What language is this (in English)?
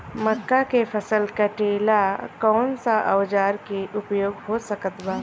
Bhojpuri